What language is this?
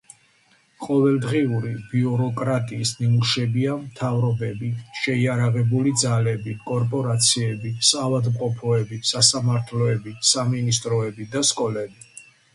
Georgian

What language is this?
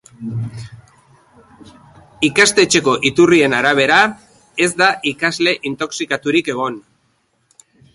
Basque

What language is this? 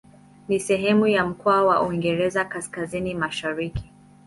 Swahili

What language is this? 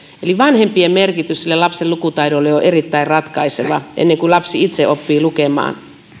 Finnish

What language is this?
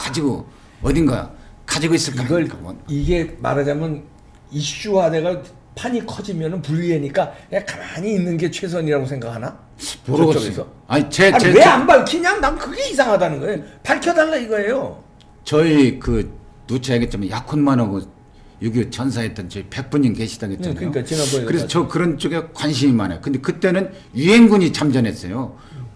Korean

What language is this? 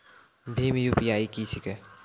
Maithili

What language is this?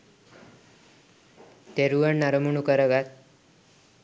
Sinhala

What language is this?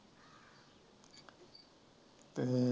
Punjabi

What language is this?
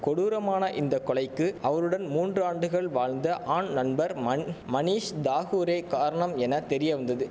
Tamil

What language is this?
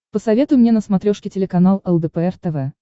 Russian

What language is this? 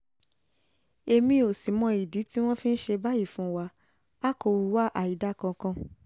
Yoruba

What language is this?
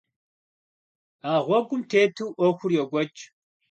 Kabardian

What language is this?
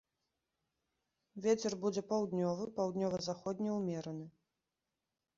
Belarusian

